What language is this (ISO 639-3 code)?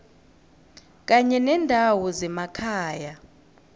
nbl